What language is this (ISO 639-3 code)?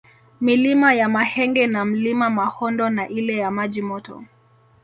swa